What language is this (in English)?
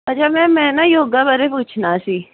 Punjabi